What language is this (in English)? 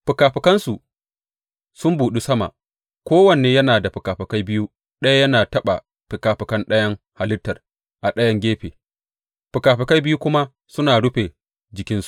Hausa